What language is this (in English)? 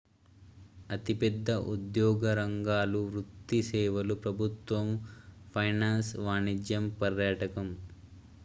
Telugu